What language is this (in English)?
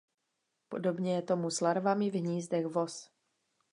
Czech